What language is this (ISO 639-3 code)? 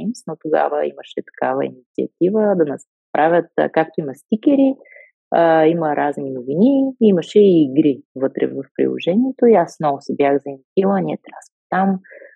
bul